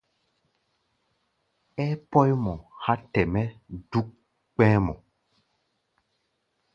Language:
Gbaya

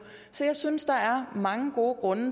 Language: Danish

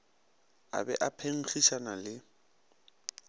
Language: Northern Sotho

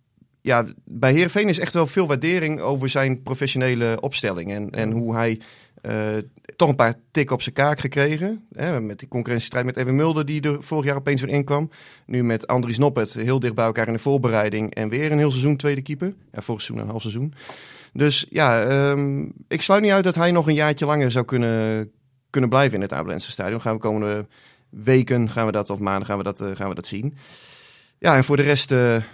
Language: Dutch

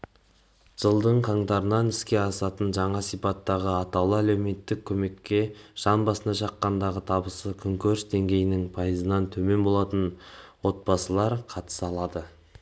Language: Kazakh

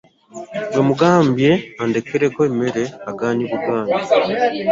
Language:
Ganda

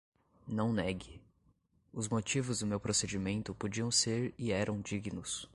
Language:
Portuguese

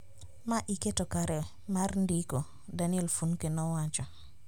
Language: Luo (Kenya and Tanzania)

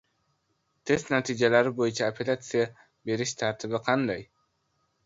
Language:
Uzbek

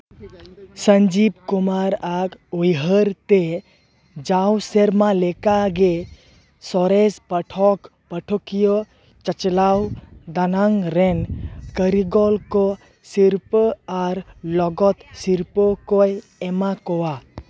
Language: Santali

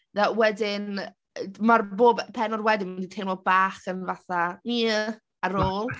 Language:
Welsh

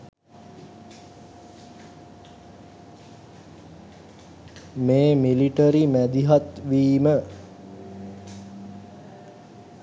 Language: Sinhala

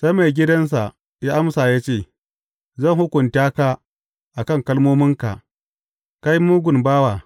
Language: Hausa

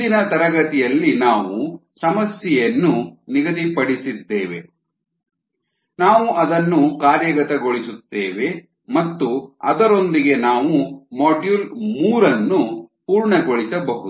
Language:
Kannada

